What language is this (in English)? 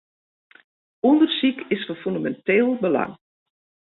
Western Frisian